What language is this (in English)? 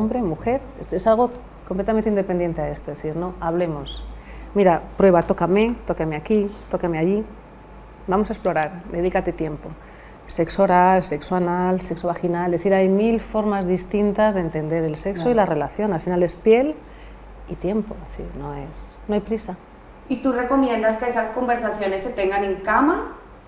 Spanish